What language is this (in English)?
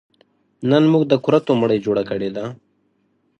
Pashto